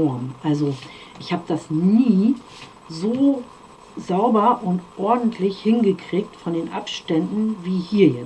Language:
German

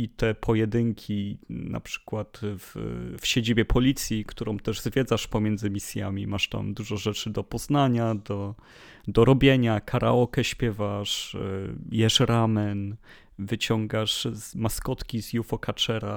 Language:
Polish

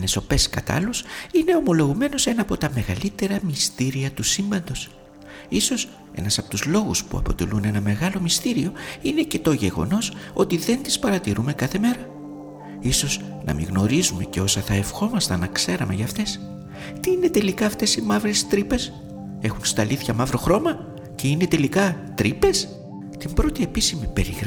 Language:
Greek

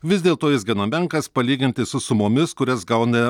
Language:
Lithuanian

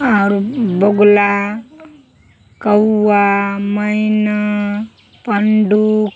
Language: Maithili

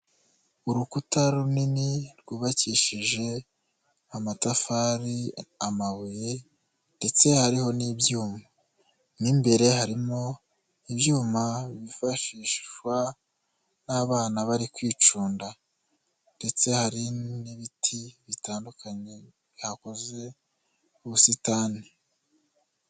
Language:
Kinyarwanda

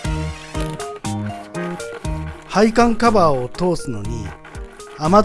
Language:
Japanese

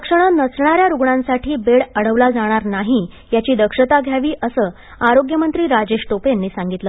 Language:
Marathi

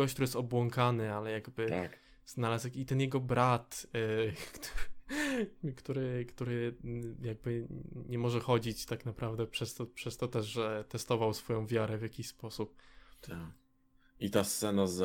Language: Polish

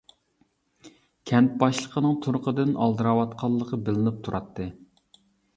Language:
Uyghur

